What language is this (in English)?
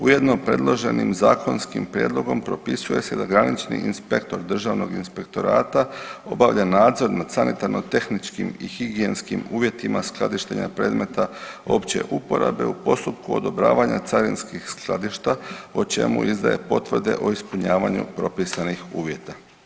Croatian